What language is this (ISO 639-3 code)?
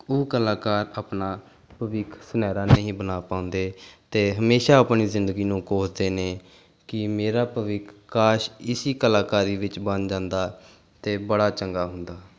pan